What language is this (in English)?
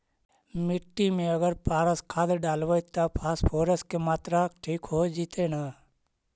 Magahi